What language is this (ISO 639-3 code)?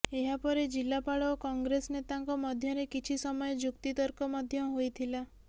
ori